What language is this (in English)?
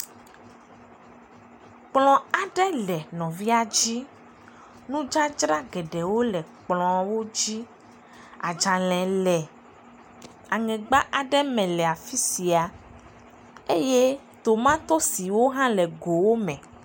Ewe